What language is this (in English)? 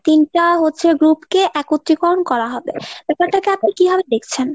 Bangla